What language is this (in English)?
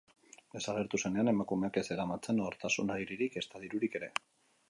Basque